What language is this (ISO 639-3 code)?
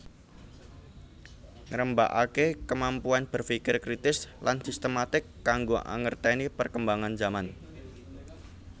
jav